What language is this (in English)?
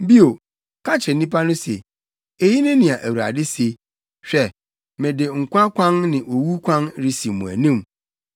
Akan